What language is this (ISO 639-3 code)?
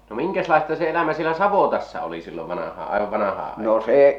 fin